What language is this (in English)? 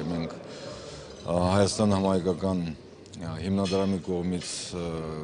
Romanian